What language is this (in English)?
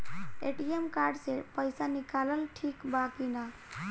Bhojpuri